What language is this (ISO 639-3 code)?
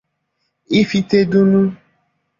ibo